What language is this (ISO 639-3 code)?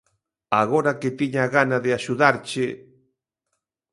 glg